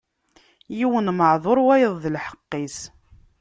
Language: Kabyle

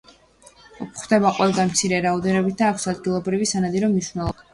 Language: Georgian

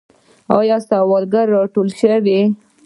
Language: Pashto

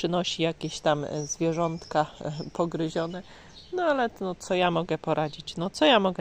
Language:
Polish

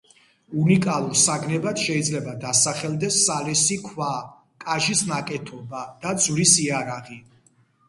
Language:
Georgian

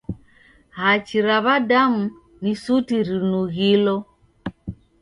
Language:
Taita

